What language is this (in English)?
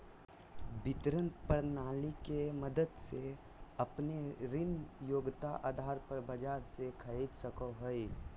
Magahi